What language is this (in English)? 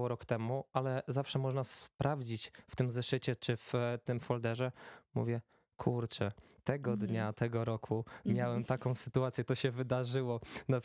Polish